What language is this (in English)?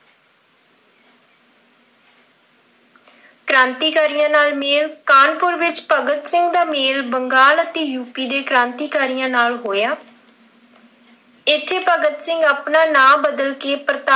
Punjabi